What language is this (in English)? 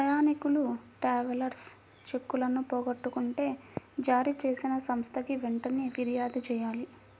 Telugu